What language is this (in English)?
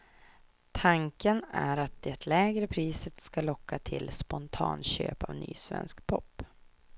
Swedish